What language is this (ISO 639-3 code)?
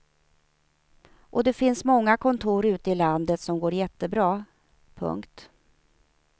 swe